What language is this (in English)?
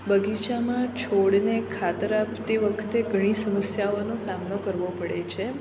Gujarati